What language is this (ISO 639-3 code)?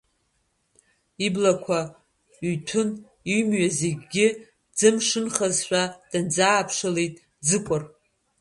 abk